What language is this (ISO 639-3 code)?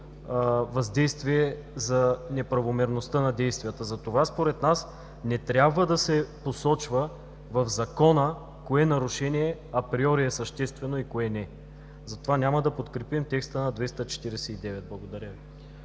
bul